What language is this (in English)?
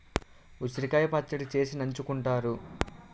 Telugu